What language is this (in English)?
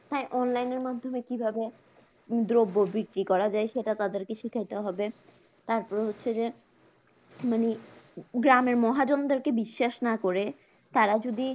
Bangla